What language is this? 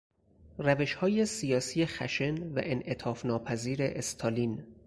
Persian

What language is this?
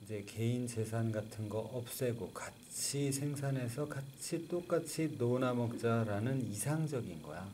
Korean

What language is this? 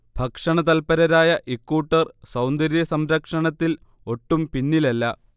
Malayalam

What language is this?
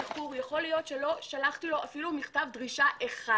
Hebrew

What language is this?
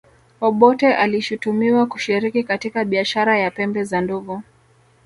Swahili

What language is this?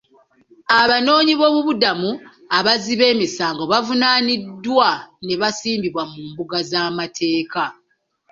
Ganda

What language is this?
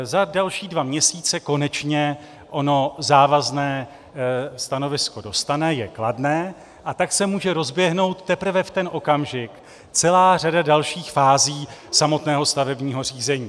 Czech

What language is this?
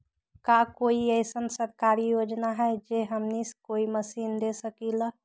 Magahi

